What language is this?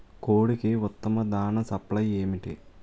Telugu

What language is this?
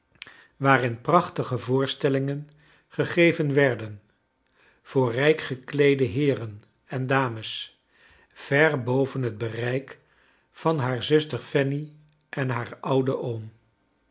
Dutch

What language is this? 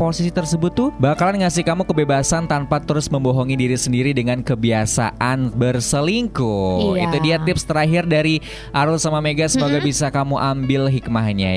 Indonesian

